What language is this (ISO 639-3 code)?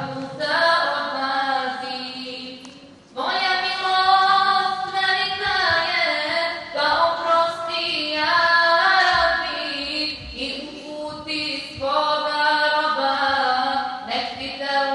ukr